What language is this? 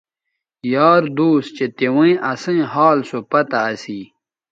Bateri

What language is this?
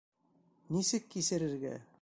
Bashkir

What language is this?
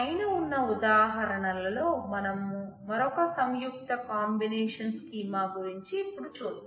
Telugu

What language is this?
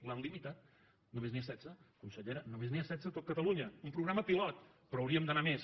Catalan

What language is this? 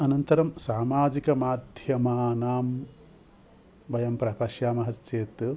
Sanskrit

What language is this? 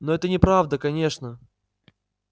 Russian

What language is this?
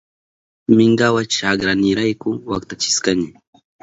Southern Pastaza Quechua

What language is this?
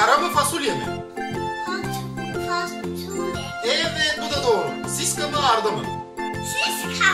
Turkish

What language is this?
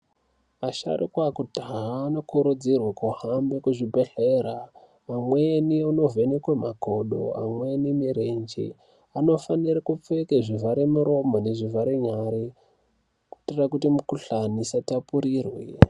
Ndau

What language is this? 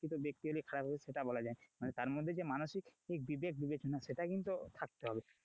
Bangla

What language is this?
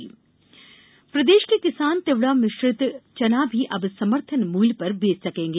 Hindi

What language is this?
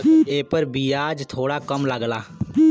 Bhojpuri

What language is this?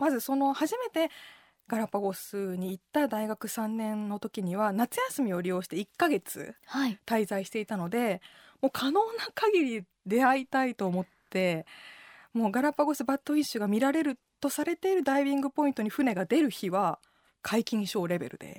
Japanese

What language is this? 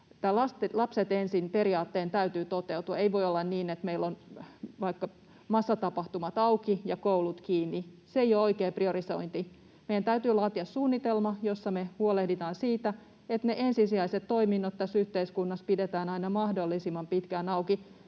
Finnish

